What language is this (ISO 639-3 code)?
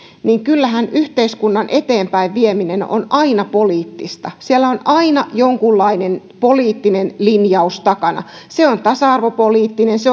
fin